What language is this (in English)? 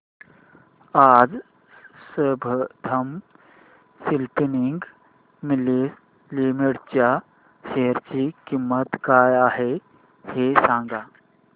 Marathi